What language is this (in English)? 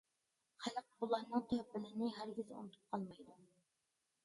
Uyghur